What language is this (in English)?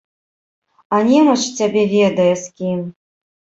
Belarusian